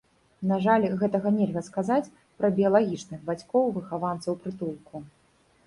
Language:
Belarusian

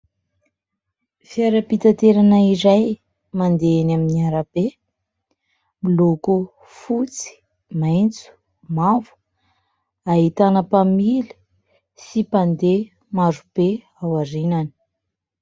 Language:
Malagasy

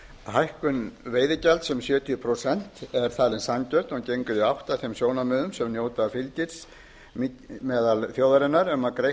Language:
Icelandic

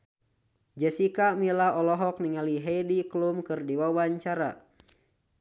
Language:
Sundanese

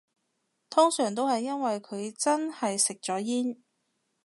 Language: Cantonese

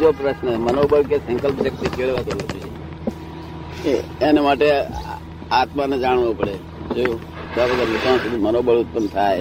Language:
Gujarati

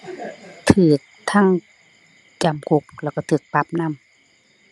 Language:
Thai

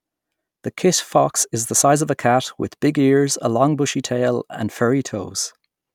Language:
English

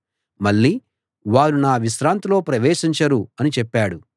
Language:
Telugu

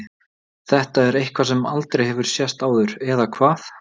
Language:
Icelandic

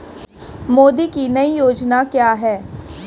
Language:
Hindi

